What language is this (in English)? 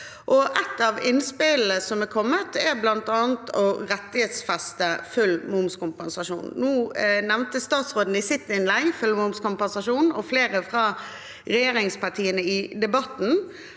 Norwegian